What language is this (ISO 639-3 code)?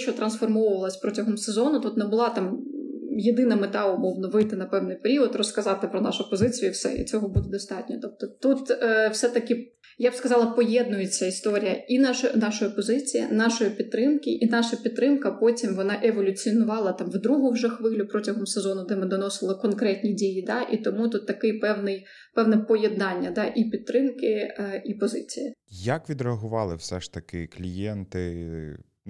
ukr